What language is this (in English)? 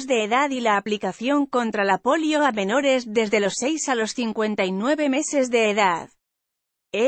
Spanish